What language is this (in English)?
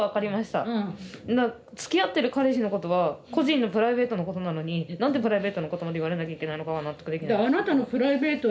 Japanese